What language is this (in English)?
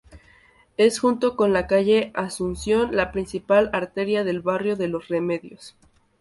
Spanish